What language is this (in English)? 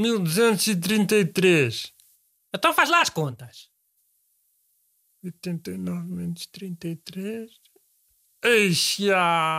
Portuguese